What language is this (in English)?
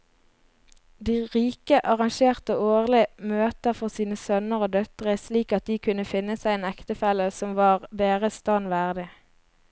Norwegian